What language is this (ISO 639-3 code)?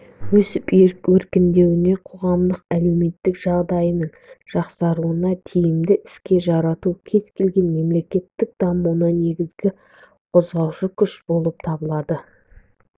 kaz